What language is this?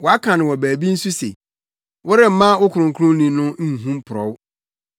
Akan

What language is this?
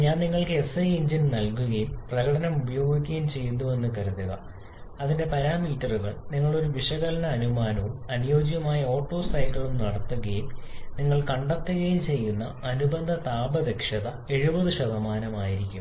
Malayalam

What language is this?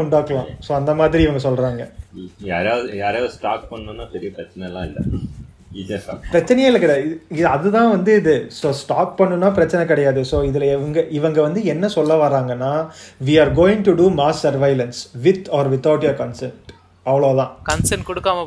Tamil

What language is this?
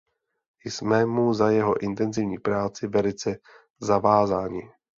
Czech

